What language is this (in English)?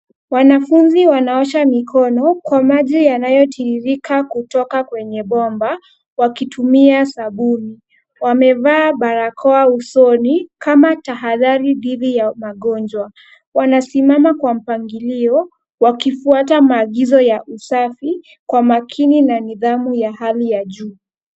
Swahili